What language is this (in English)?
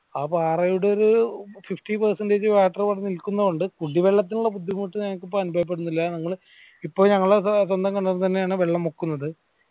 Malayalam